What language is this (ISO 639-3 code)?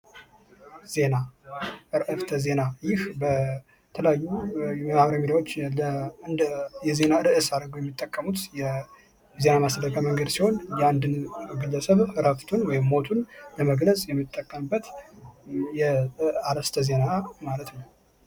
amh